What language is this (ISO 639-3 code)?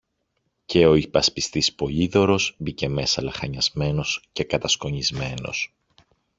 ell